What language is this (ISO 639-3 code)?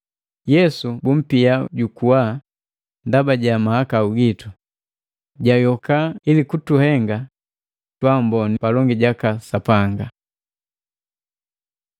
mgv